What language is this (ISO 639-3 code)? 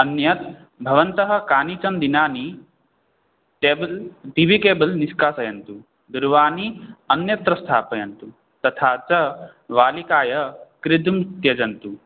san